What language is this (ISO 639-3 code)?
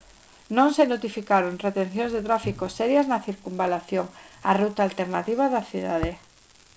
glg